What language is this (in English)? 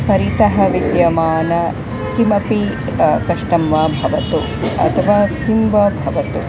Sanskrit